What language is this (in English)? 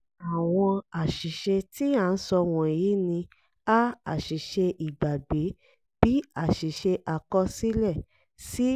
Yoruba